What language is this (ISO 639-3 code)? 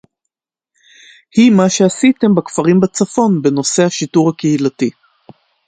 heb